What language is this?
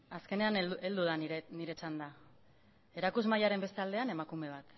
Basque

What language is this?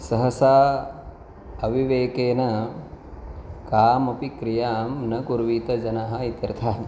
Sanskrit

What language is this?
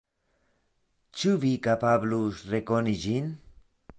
Esperanto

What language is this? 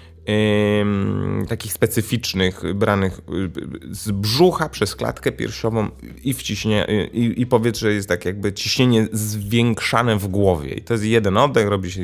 Polish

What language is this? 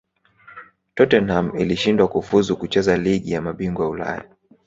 Swahili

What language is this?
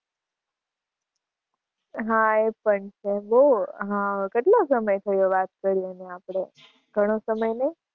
Gujarati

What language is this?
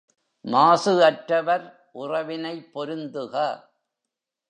Tamil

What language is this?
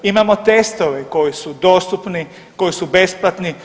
Croatian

